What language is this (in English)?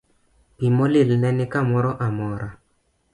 Luo (Kenya and Tanzania)